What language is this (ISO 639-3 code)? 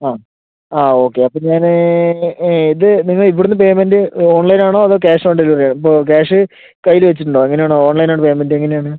mal